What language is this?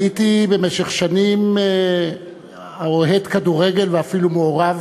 Hebrew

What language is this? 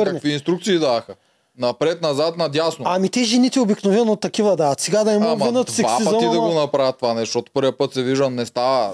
Bulgarian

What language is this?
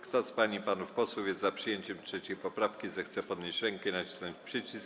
Polish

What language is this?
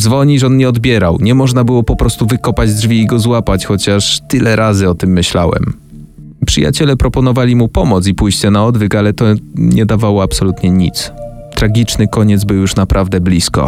Polish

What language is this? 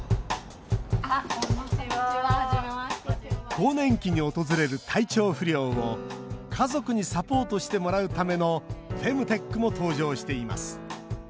Japanese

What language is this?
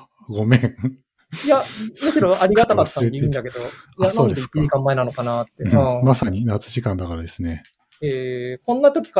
Japanese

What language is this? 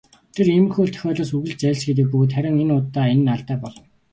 Mongolian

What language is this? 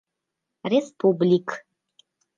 Mari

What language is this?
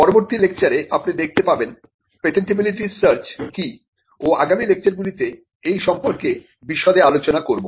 Bangla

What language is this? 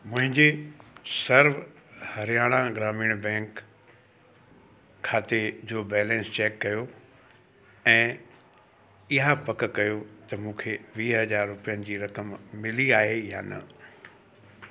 Sindhi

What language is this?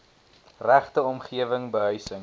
Afrikaans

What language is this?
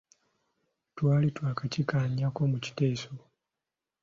Ganda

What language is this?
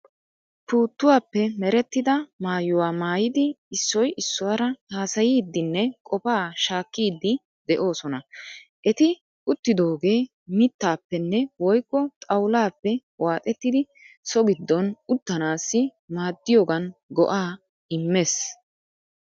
Wolaytta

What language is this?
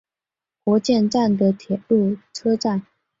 Chinese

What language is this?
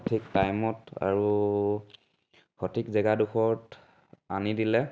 Assamese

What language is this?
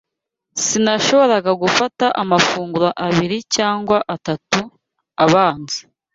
Kinyarwanda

